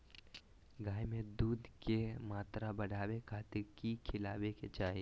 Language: Magahi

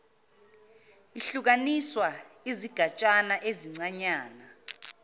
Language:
Zulu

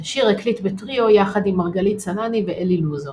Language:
Hebrew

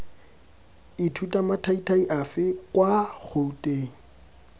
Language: Tswana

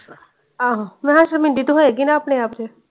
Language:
Punjabi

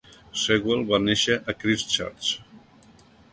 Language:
Catalan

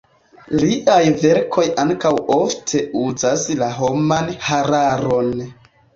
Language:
Esperanto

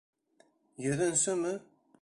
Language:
Bashkir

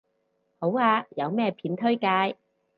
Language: Cantonese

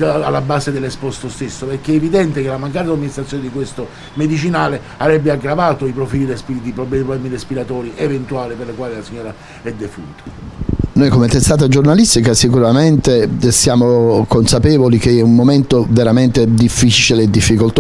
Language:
Italian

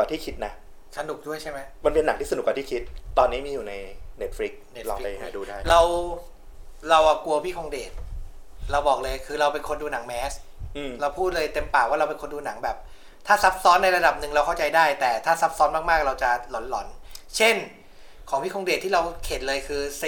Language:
Thai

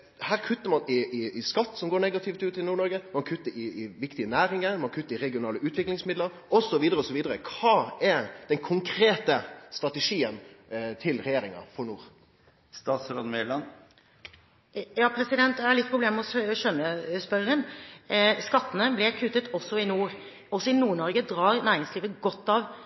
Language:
Norwegian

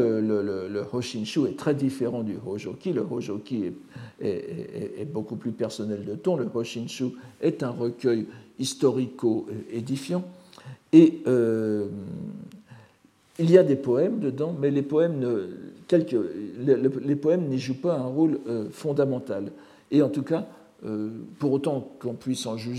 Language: French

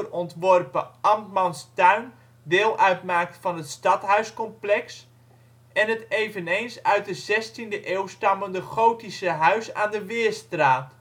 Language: Dutch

